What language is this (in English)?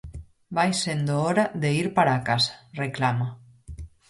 Galician